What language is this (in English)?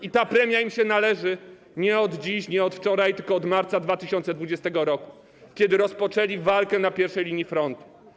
Polish